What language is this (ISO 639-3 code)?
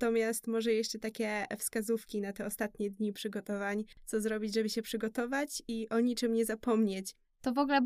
pol